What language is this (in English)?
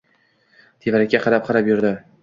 Uzbek